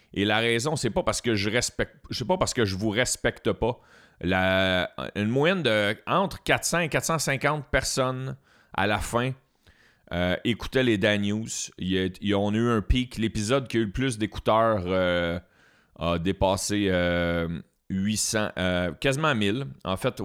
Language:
French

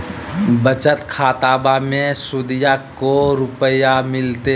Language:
Magahi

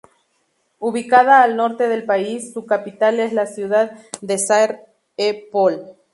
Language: Spanish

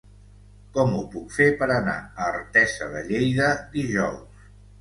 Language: Catalan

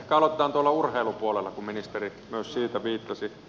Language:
Finnish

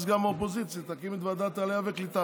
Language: Hebrew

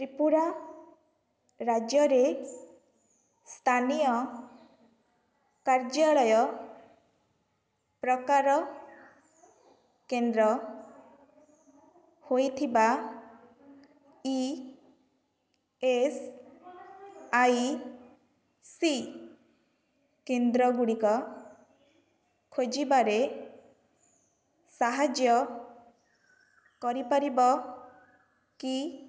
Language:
Odia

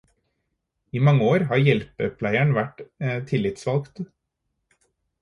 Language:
Norwegian Bokmål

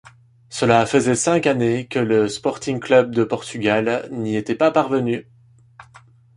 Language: French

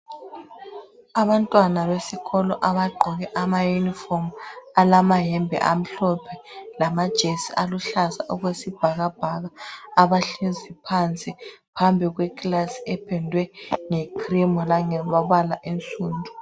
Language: North Ndebele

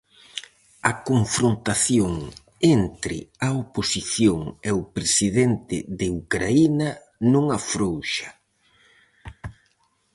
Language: Galician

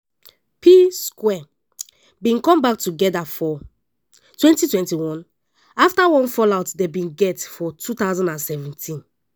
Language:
Nigerian Pidgin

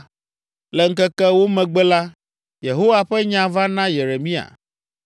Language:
Ewe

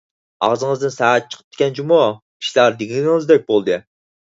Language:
Uyghur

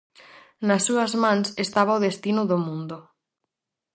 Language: Galician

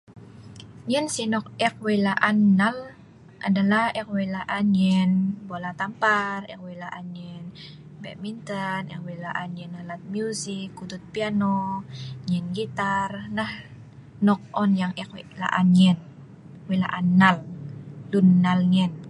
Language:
Sa'ban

